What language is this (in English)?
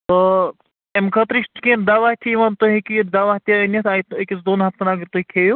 Kashmiri